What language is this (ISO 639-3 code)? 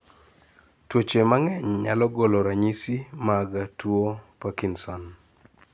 luo